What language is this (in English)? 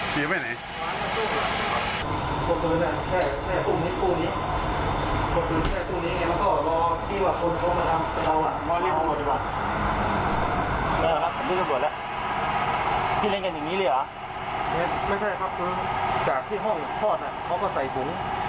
Thai